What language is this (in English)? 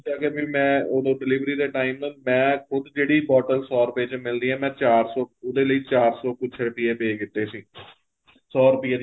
Punjabi